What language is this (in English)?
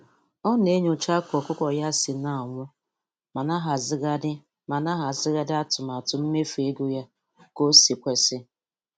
Igbo